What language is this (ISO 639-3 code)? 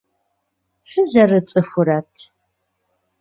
kbd